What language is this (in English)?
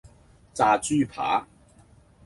Cantonese